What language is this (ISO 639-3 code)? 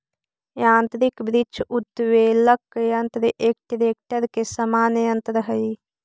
mag